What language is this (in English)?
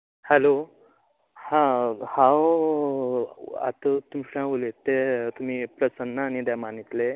Konkani